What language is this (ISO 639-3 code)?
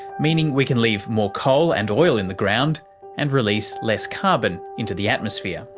eng